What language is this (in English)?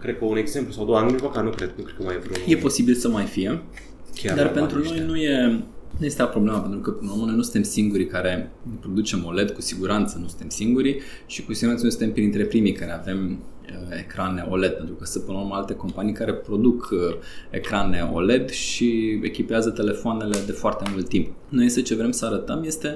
Romanian